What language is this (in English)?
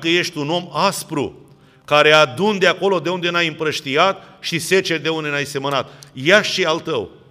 Romanian